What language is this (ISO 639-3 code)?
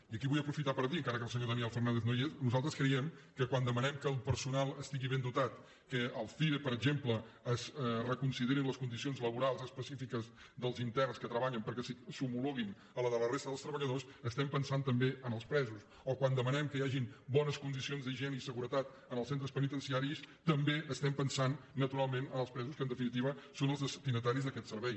cat